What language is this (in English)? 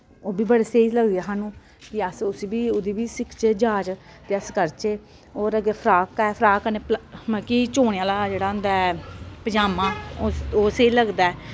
Dogri